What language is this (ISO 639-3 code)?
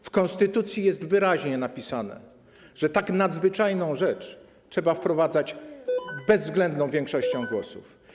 pol